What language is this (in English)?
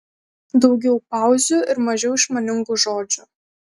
Lithuanian